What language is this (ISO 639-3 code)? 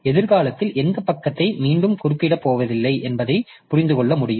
tam